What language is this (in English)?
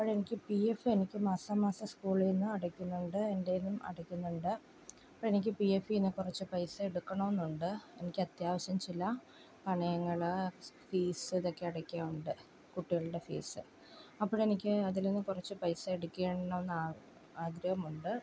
Malayalam